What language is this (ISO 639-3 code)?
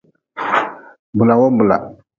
nmz